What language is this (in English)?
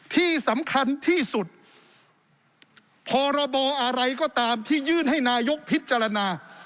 Thai